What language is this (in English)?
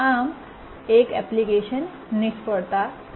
Gujarati